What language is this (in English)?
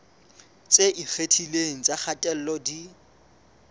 Southern Sotho